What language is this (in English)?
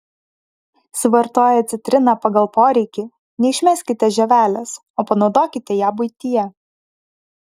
Lithuanian